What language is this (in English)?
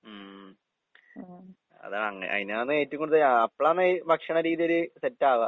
Malayalam